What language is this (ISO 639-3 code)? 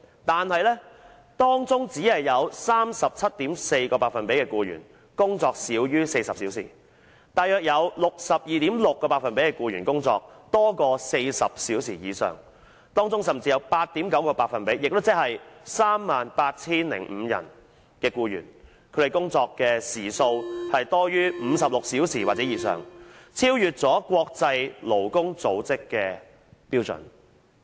yue